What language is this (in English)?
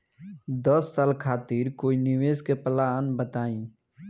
Bhojpuri